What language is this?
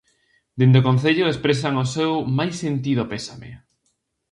Galician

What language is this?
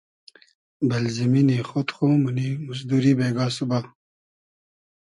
Hazaragi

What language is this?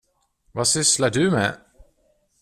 Swedish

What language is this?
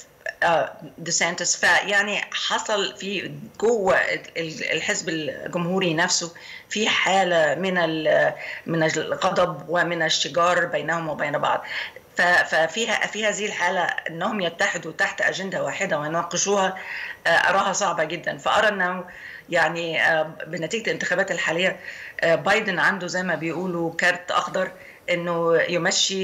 Arabic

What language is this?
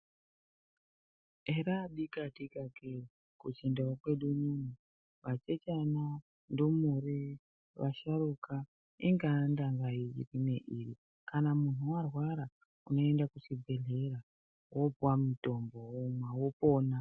Ndau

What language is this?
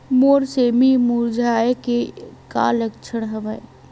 Chhattisgarhi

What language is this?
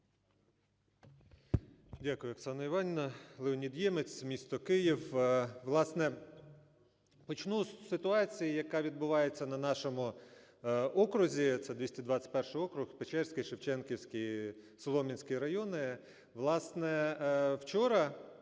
Ukrainian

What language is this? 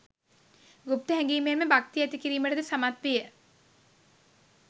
Sinhala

